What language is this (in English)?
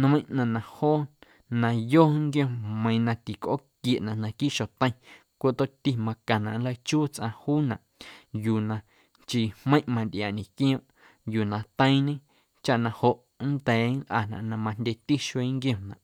Guerrero Amuzgo